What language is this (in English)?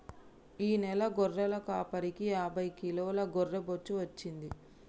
Telugu